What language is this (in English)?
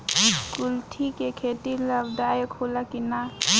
Bhojpuri